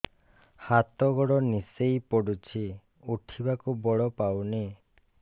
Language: Odia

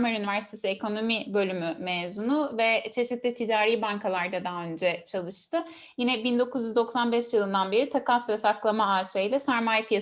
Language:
Turkish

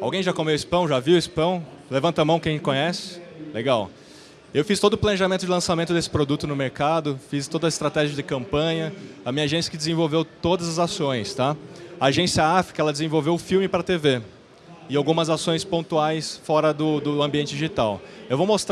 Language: Portuguese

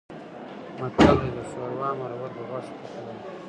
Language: Pashto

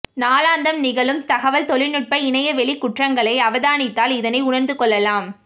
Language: Tamil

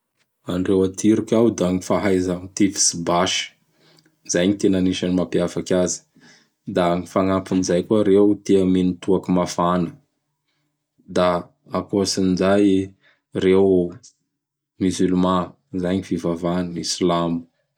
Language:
Bara Malagasy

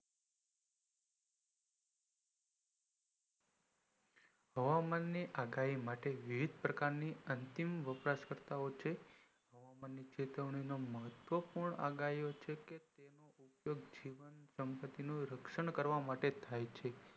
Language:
Gujarati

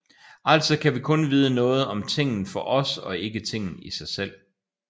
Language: Danish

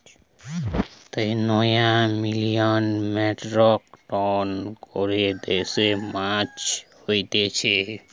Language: Bangla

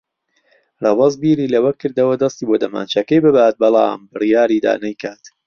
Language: Central Kurdish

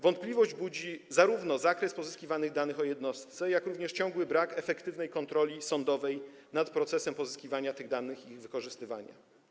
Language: Polish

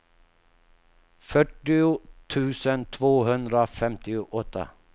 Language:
Swedish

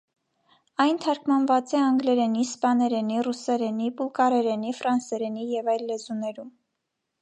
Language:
Armenian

